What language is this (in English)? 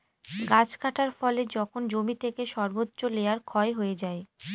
Bangla